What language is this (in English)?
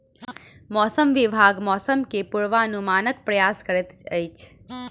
Maithili